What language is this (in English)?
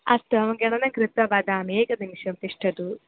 Sanskrit